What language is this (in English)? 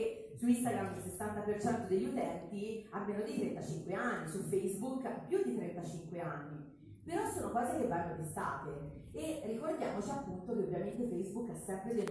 Italian